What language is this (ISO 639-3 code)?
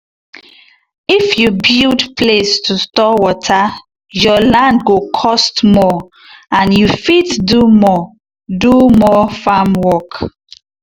pcm